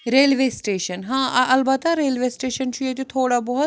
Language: Kashmiri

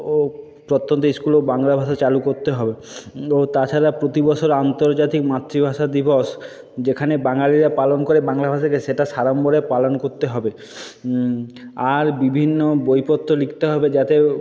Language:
Bangla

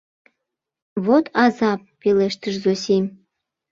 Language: Mari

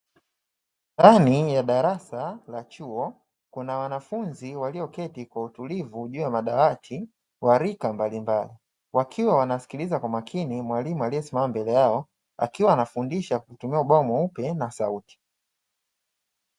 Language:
Swahili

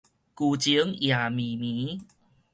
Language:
Min Nan Chinese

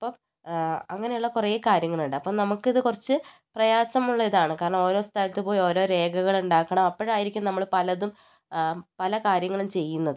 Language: Malayalam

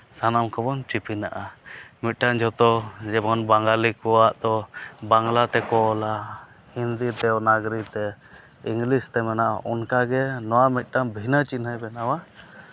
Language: Santali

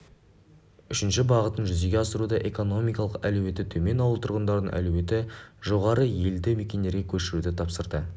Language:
Kazakh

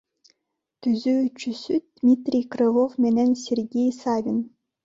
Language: Kyrgyz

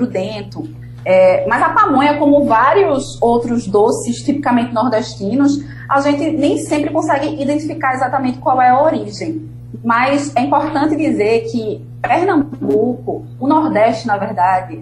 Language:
Portuguese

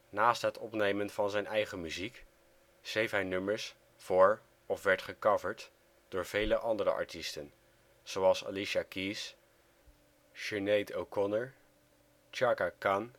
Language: Dutch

